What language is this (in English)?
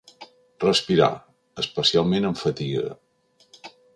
Catalan